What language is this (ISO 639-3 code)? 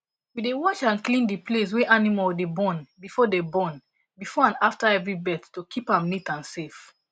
pcm